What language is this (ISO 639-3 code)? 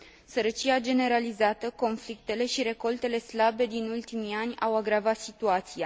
ron